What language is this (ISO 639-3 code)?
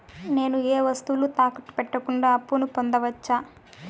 tel